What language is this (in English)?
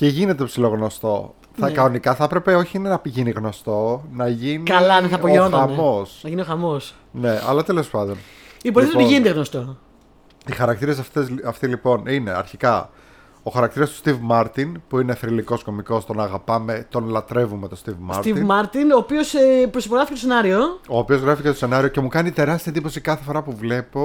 Greek